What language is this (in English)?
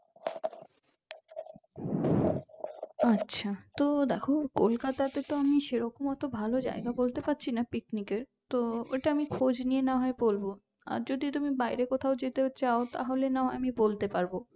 Bangla